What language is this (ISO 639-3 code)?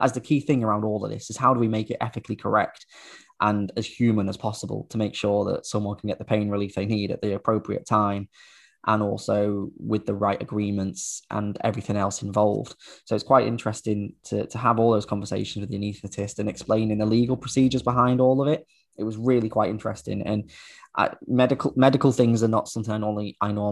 eng